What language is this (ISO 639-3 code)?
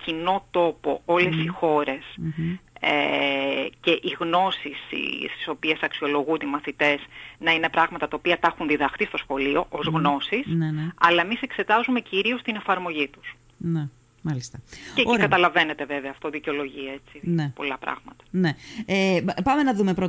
ell